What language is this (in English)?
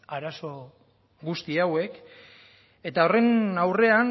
Basque